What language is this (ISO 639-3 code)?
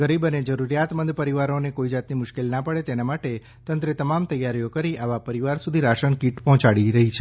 guj